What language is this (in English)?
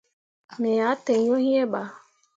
Mundang